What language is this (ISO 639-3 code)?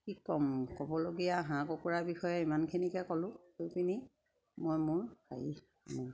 asm